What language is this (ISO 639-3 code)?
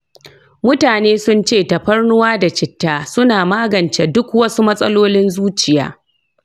hau